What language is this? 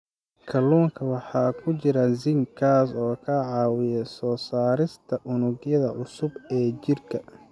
Somali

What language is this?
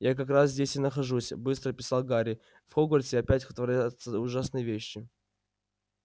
Russian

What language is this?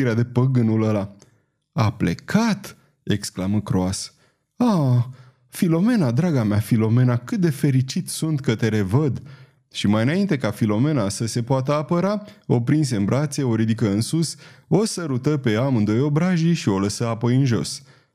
Romanian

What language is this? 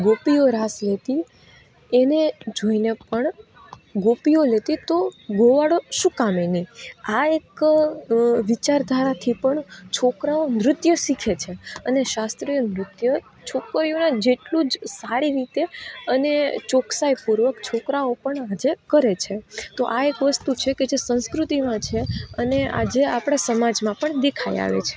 Gujarati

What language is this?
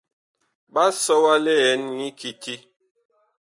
Bakoko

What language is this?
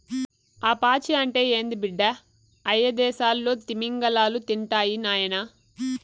Telugu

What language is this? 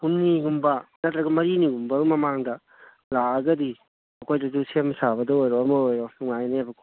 Manipuri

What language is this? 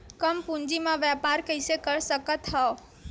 Chhattisgarhi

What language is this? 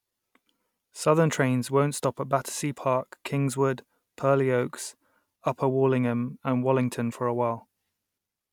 English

